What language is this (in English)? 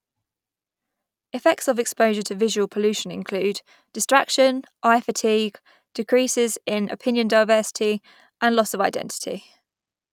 English